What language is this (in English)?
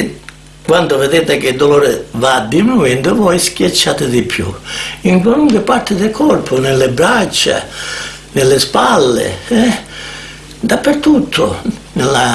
Italian